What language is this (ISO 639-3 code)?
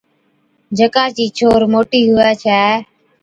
odk